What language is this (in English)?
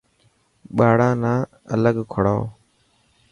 Dhatki